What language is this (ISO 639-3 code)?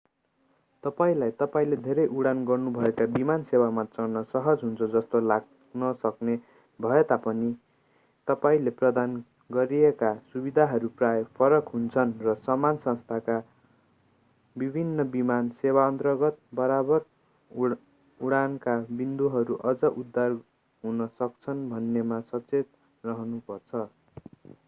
nep